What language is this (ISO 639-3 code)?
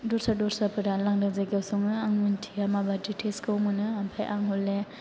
brx